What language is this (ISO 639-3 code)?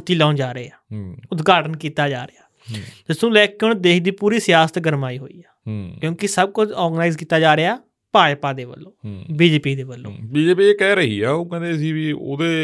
pan